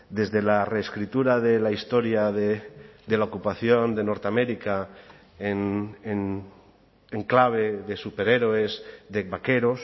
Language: Spanish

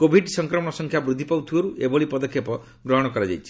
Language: Odia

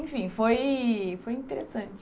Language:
Portuguese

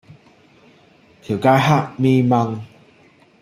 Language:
Cantonese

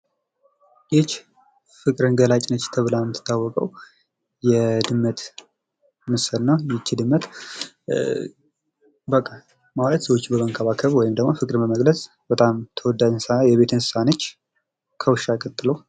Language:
Amharic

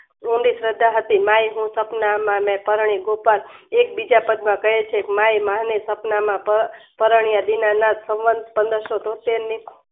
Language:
Gujarati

